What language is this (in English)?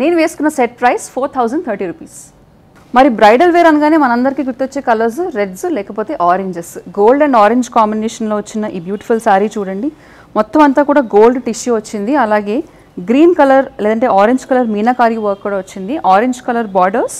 Telugu